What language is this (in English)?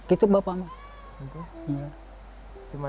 Indonesian